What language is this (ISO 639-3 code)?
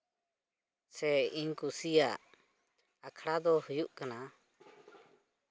sat